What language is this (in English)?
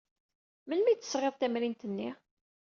Kabyle